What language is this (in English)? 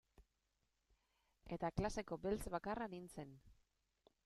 Basque